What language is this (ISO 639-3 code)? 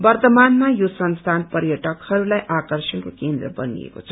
nep